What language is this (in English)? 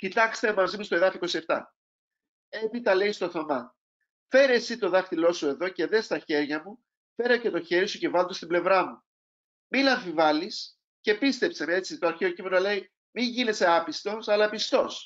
Greek